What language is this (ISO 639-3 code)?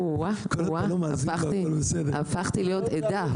heb